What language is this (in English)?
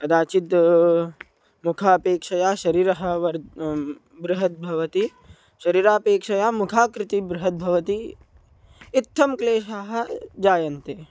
Sanskrit